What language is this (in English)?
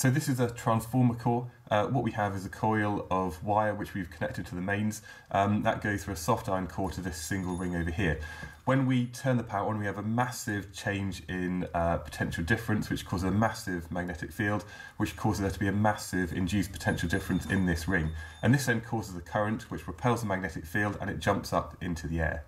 English